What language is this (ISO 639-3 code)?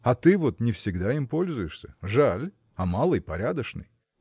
rus